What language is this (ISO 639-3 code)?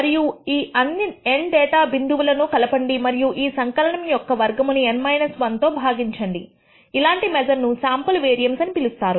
tel